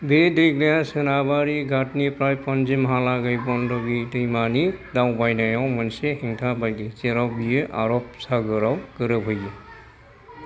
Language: Bodo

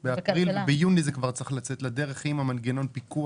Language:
Hebrew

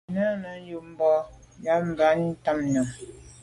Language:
Medumba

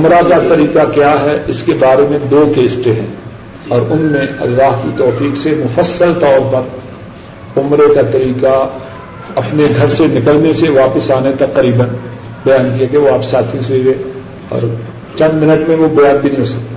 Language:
Urdu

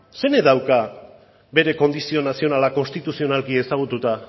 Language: Basque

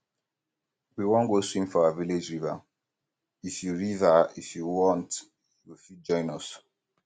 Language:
Nigerian Pidgin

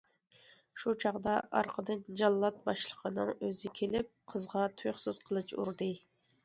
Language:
Uyghur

